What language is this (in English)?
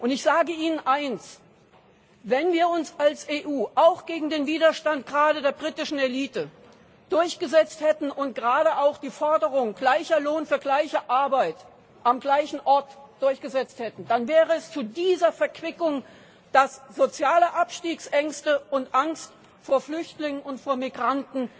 German